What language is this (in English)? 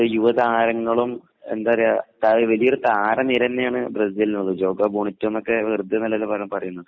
Malayalam